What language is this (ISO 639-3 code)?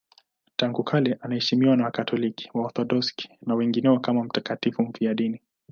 swa